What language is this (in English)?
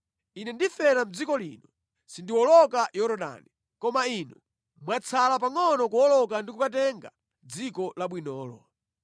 Nyanja